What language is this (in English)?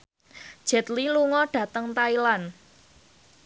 Javanese